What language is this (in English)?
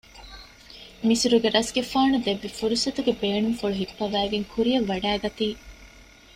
Divehi